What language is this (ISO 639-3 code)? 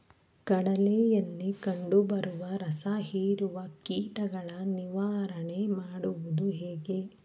kan